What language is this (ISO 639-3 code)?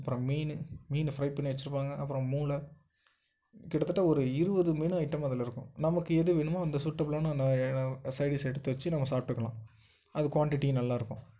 tam